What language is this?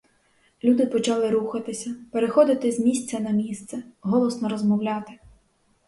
Ukrainian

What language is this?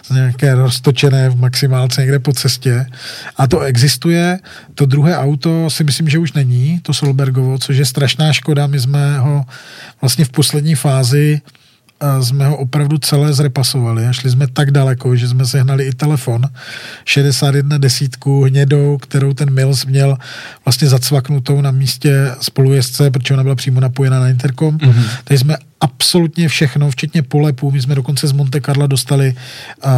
Czech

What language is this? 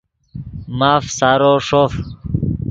Yidgha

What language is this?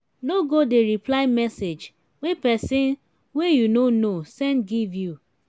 Nigerian Pidgin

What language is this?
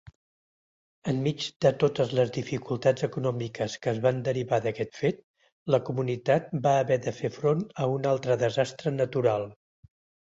Catalan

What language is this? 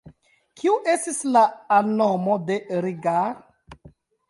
Esperanto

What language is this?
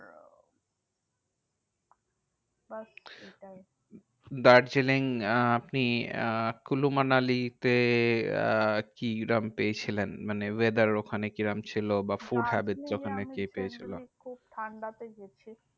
Bangla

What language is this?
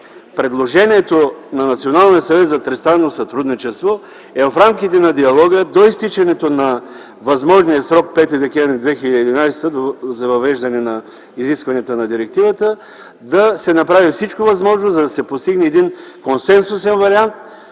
Bulgarian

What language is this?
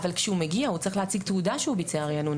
Hebrew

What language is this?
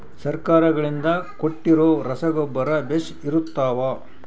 Kannada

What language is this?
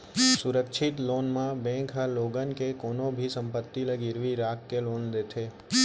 Chhattisgarhi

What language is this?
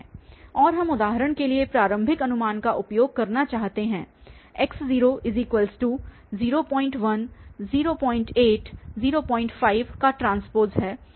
Hindi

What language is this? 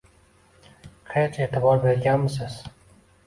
Uzbek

